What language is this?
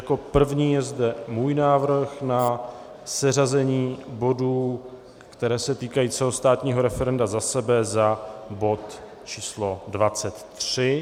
Czech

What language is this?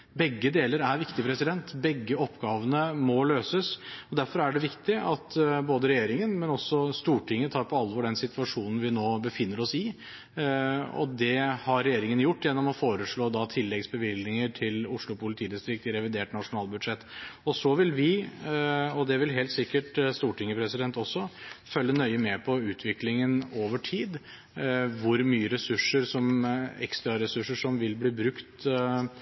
Norwegian Bokmål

